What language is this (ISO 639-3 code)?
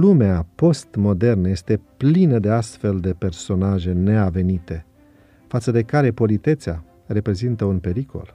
ron